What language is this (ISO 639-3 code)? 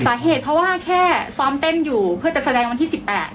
tha